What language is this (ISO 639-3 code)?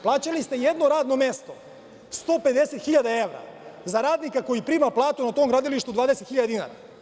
srp